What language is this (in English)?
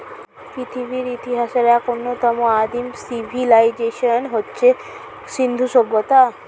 Bangla